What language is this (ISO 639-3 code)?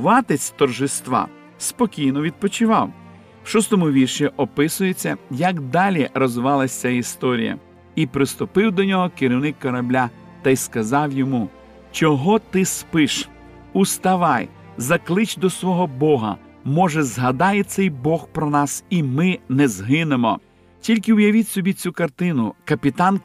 ukr